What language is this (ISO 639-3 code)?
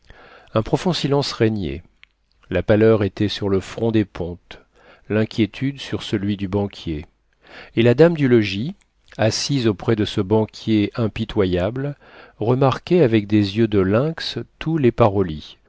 fra